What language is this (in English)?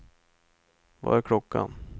Swedish